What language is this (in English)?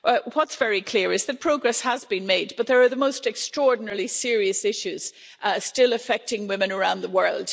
English